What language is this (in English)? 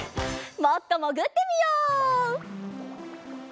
Japanese